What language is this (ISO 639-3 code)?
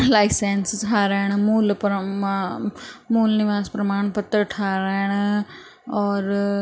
snd